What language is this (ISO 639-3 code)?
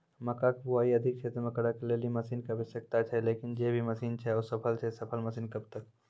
mai